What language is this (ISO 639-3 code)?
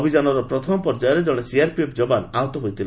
ori